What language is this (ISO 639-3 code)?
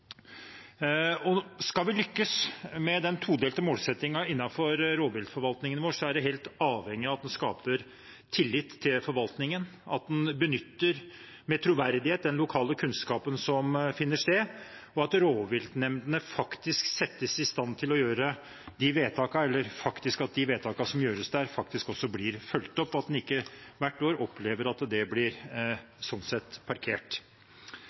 nob